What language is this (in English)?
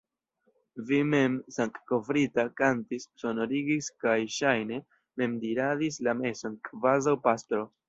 Esperanto